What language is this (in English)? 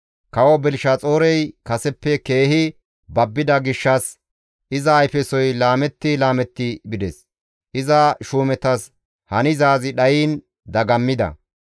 Gamo